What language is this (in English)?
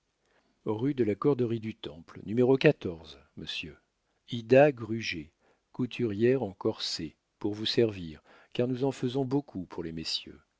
French